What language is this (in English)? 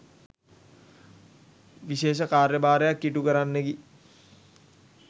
Sinhala